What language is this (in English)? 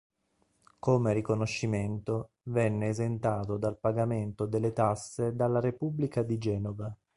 Italian